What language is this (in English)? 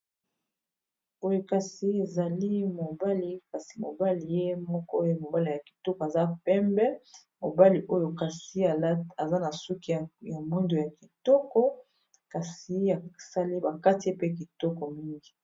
Lingala